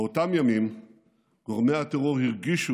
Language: Hebrew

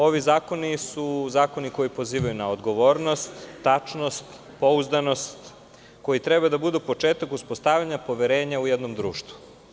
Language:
Serbian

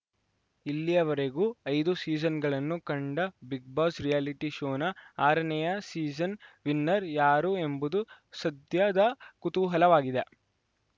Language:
Kannada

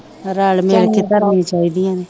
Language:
Punjabi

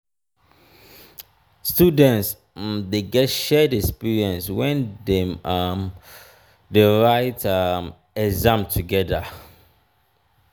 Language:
Nigerian Pidgin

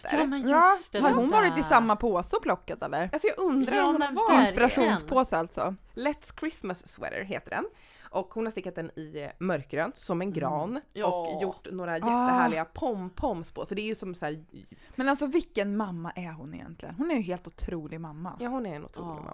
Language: Swedish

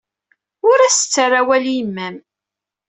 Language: Kabyle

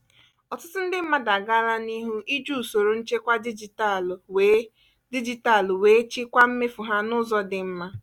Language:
Igbo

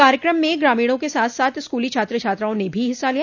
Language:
Hindi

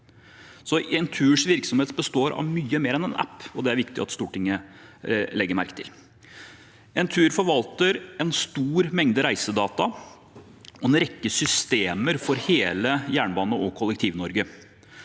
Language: Norwegian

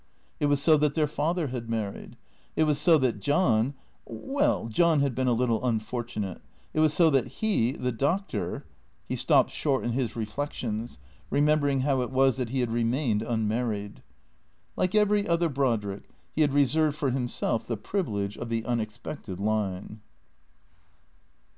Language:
English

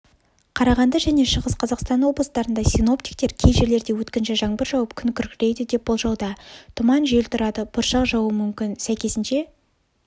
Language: Kazakh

